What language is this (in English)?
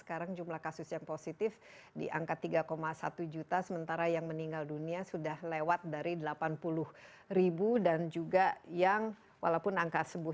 Indonesian